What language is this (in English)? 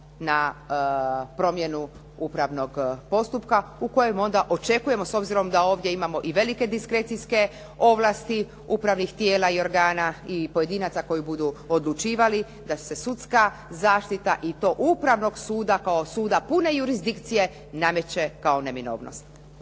Croatian